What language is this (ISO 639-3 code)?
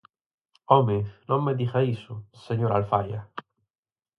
glg